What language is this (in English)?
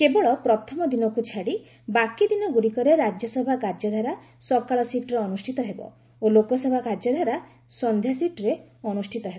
Odia